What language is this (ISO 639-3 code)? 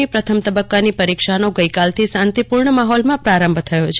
guj